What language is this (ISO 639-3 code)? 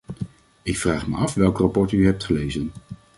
nld